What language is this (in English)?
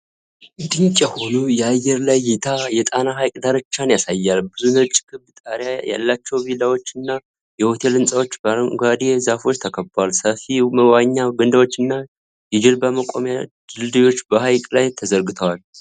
Amharic